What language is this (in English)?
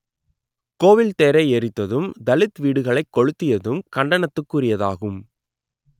Tamil